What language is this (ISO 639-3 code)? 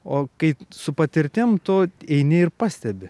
lit